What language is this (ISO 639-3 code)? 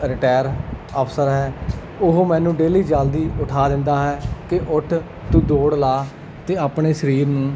pan